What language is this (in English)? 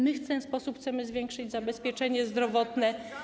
Polish